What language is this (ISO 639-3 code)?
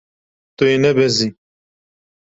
kur